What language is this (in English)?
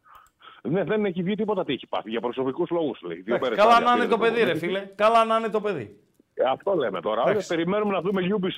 Greek